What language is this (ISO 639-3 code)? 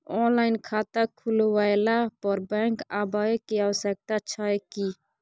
mai